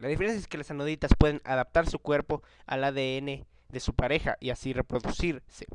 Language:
Spanish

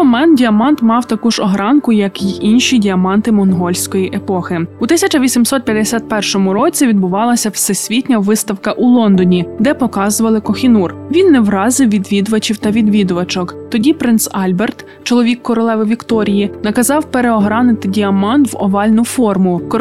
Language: Ukrainian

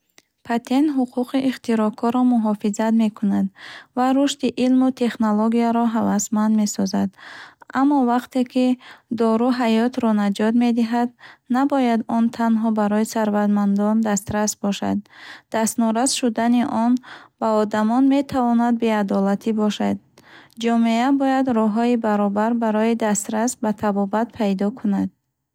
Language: Bukharic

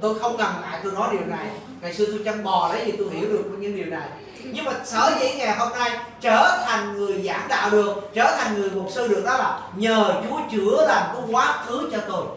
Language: Vietnamese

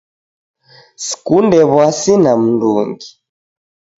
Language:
Taita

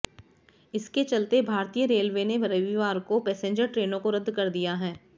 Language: Hindi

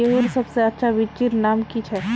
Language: Magahi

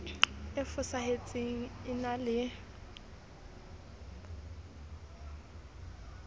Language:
Southern Sotho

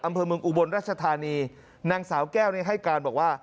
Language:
Thai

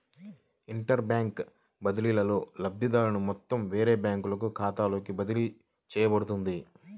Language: Telugu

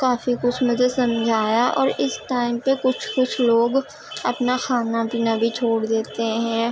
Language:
Urdu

